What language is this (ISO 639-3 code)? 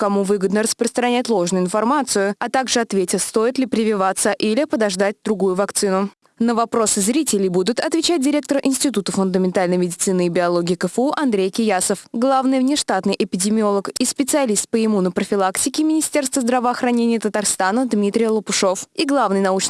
rus